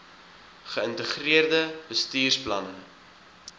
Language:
Afrikaans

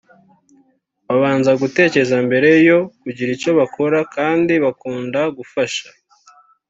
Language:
Kinyarwanda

